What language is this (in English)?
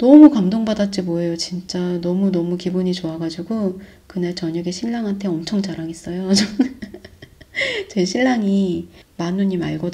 Korean